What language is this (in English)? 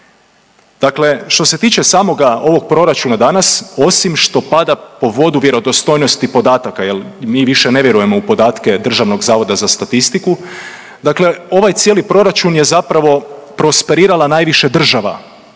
Croatian